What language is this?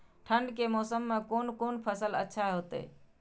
Maithili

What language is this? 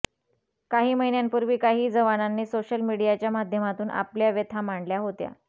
Marathi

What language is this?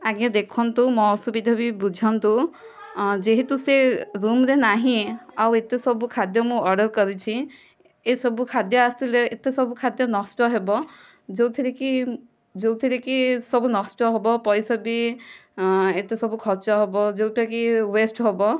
Odia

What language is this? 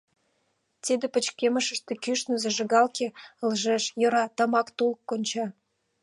Mari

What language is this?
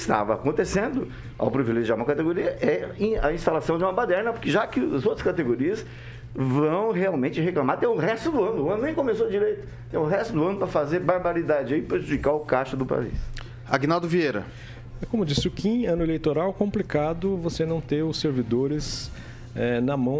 Portuguese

